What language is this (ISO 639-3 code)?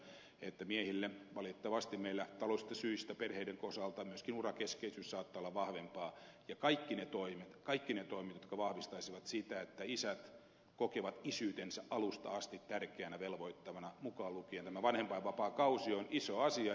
fin